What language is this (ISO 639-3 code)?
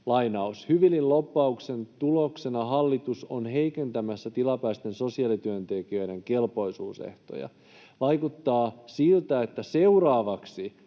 fin